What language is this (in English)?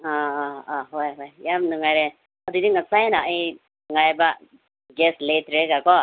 Manipuri